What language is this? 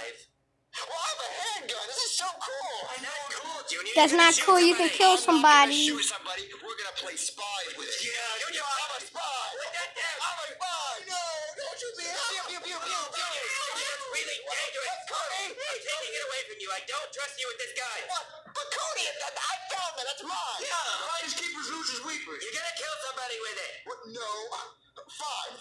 English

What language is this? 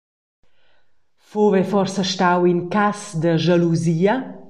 Romansh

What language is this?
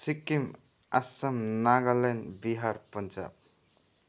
Nepali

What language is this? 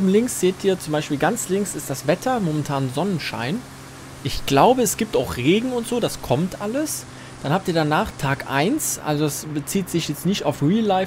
German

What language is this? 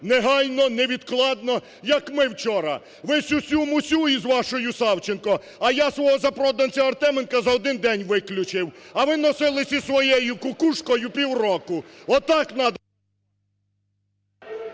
Ukrainian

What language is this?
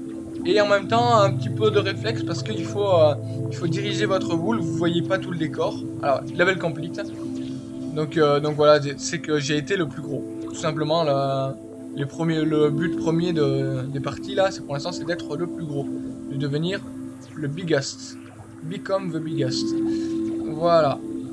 French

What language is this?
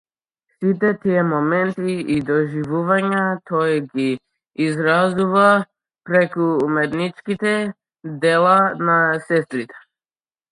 Macedonian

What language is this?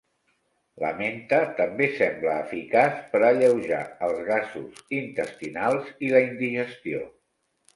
Catalan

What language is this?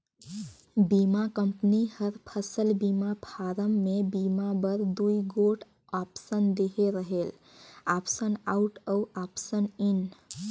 Chhattisgarhi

